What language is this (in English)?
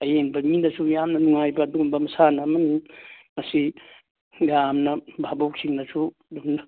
Manipuri